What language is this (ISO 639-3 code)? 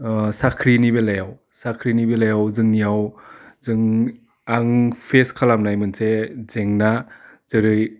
brx